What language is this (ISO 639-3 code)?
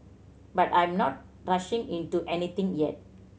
eng